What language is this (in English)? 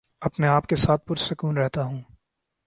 Urdu